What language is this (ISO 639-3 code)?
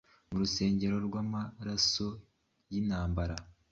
kin